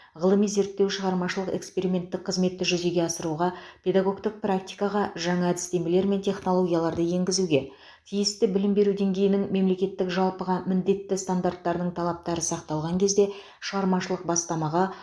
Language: Kazakh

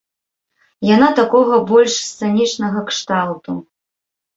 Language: Belarusian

